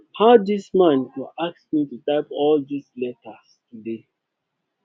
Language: Nigerian Pidgin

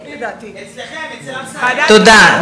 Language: Hebrew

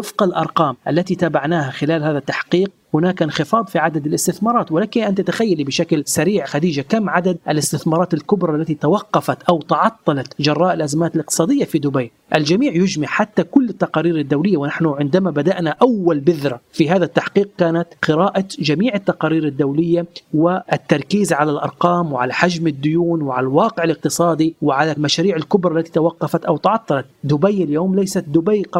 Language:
Arabic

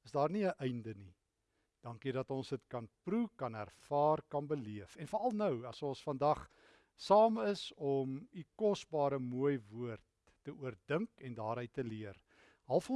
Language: Dutch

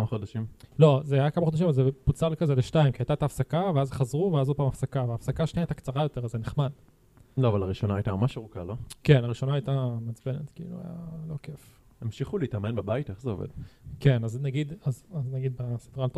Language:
Hebrew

